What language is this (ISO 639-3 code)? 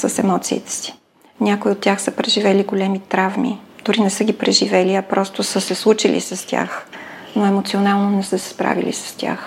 bul